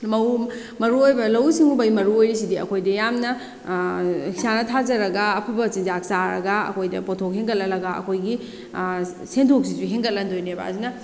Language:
Manipuri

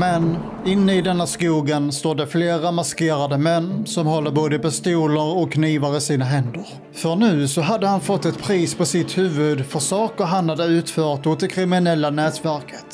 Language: Swedish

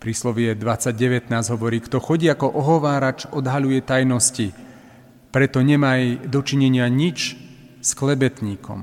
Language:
Slovak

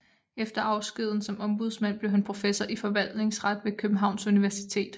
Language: Danish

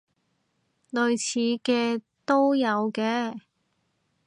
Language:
Cantonese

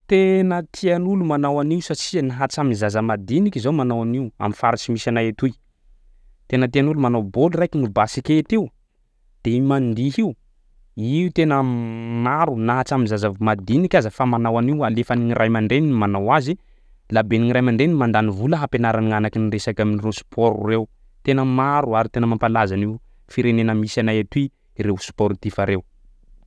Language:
Sakalava Malagasy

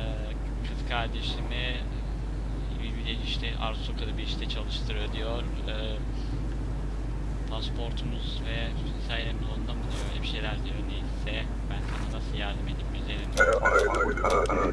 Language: Turkish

